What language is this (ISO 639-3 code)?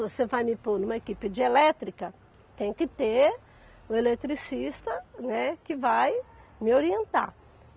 por